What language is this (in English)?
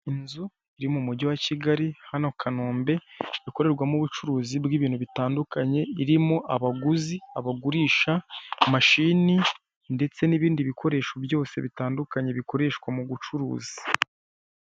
Kinyarwanda